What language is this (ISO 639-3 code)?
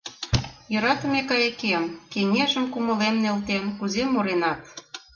chm